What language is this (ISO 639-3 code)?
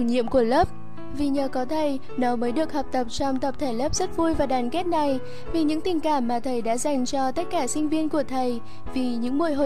vie